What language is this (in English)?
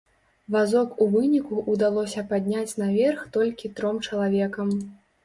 Belarusian